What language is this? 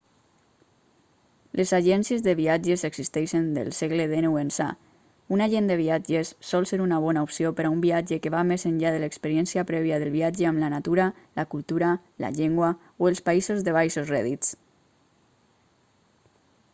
Catalan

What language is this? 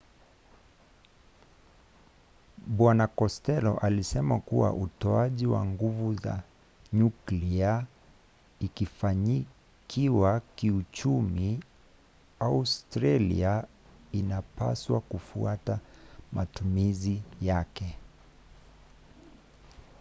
Swahili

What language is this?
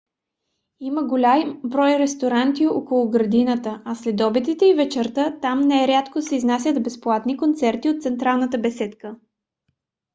Bulgarian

